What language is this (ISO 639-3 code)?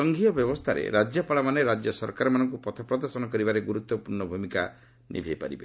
ori